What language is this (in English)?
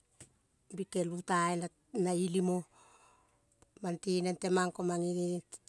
Kol (Papua New Guinea)